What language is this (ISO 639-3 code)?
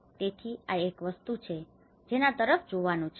guj